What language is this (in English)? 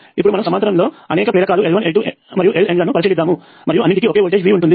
Telugu